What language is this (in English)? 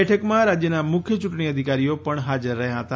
Gujarati